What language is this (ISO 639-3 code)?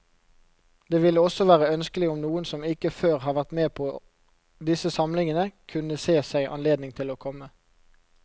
nor